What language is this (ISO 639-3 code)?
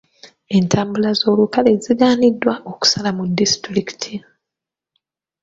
lug